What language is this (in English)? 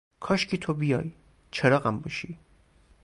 Persian